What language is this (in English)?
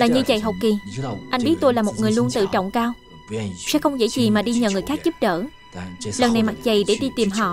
Vietnamese